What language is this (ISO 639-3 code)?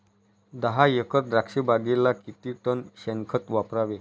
mar